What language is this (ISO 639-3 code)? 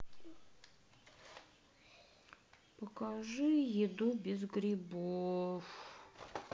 rus